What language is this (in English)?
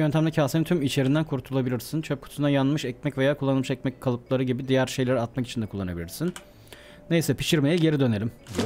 Turkish